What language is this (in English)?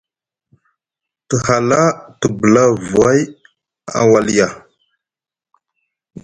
Musgu